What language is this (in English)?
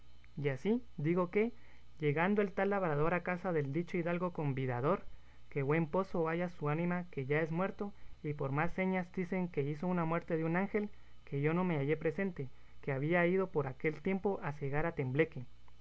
Spanish